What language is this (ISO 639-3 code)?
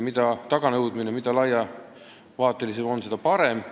est